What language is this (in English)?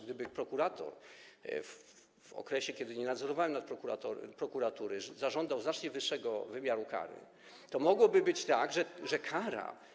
Polish